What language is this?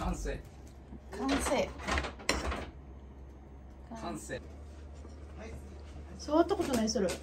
Japanese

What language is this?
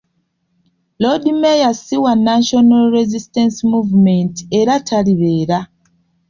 Ganda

